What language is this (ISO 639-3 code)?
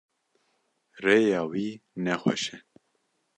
kur